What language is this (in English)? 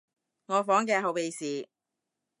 Cantonese